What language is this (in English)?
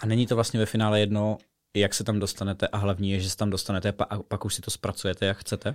Czech